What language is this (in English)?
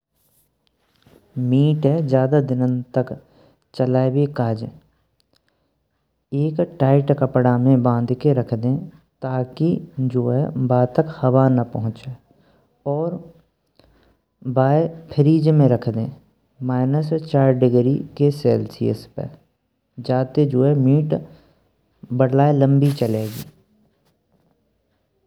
Braj